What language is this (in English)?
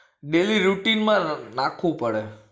Gujarati